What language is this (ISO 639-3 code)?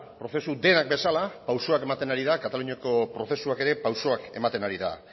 eus